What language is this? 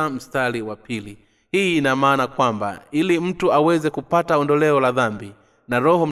Swahili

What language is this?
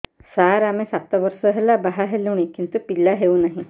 Odia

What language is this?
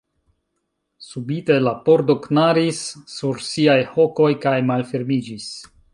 Esperanto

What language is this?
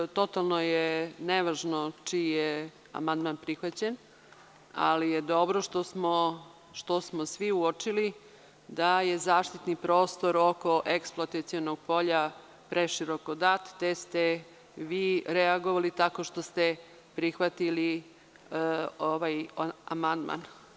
Serbian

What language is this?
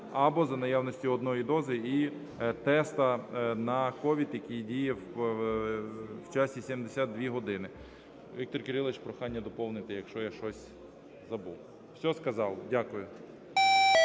Ukrainian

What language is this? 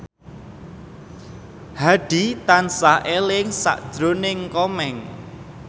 Javanese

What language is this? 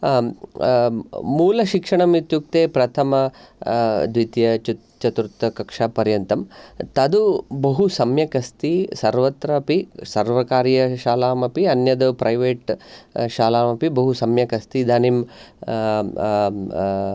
Sanskrit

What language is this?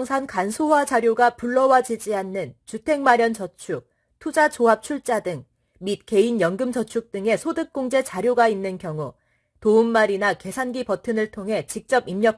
Korean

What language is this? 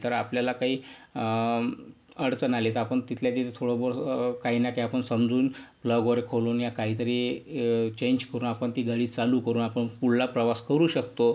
Marathi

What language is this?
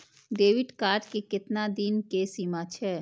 Maithili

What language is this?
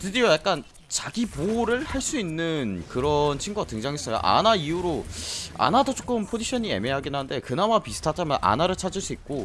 Korean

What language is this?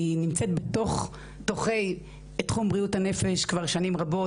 Hebrew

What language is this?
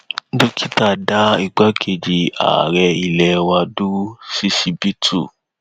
Yoruba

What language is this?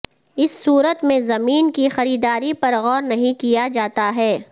Urdu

